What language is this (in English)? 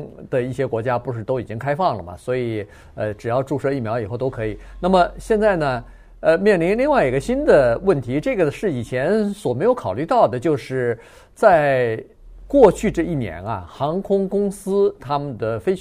Chinese